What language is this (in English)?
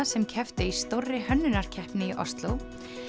Icelandic